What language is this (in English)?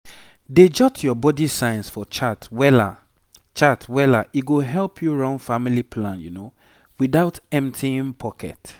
Nigerian Pidgin